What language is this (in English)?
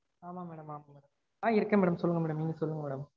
Tamil